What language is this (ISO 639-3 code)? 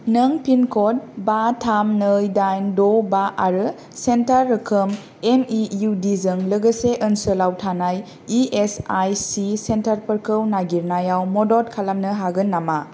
brx